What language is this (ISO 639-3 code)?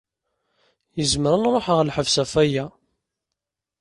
kab